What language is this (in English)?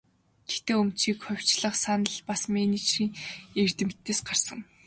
Mongolian